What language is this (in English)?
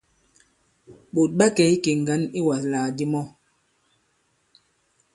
Bankon